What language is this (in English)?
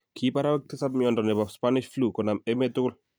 Kalenjin